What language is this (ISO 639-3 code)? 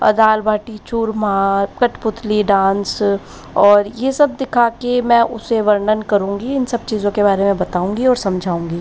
hin